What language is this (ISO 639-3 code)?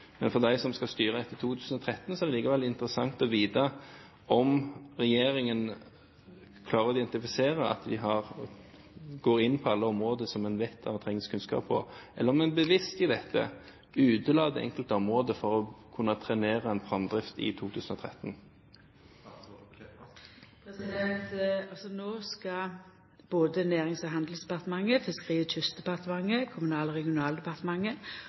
nor